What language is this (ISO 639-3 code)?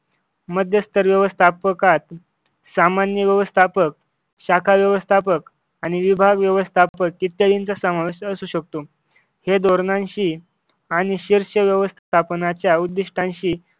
mar